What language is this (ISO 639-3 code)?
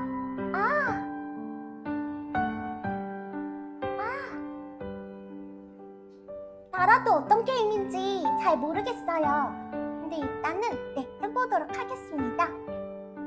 kor